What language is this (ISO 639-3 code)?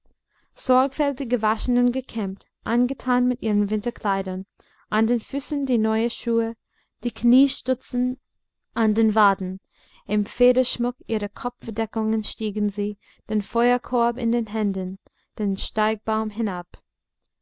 deu